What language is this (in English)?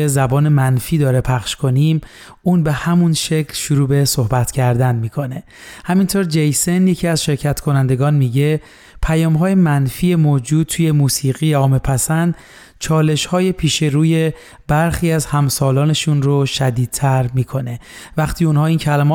Persian